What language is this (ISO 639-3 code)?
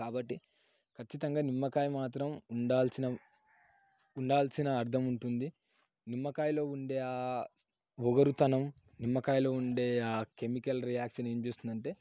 tel